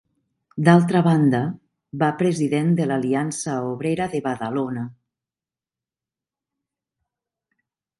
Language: Catalan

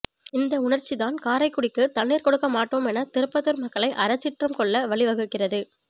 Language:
Tamil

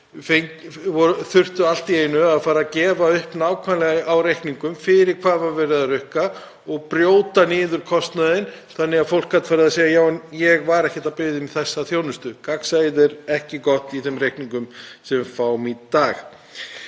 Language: Icelandic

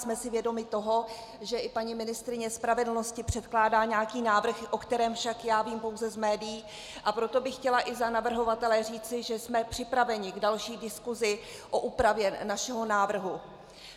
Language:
Czech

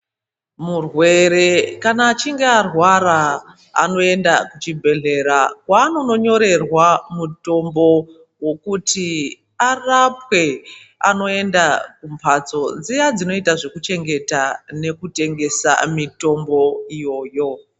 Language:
Ndau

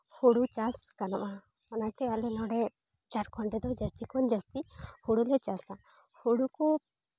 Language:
Santali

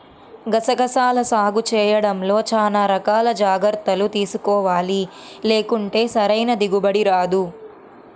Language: Telugu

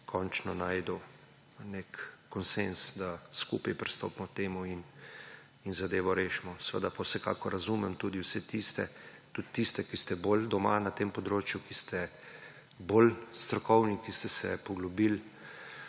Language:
Slovenian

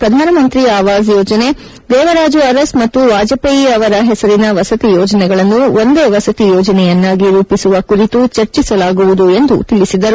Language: Kannada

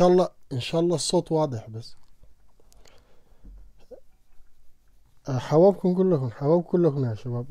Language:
Arabic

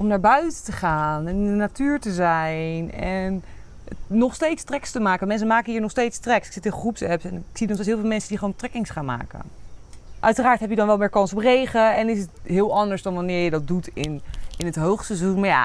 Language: Dutch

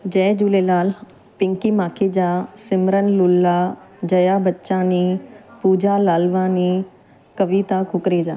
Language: Sindhi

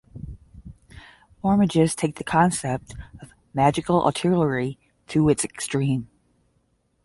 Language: English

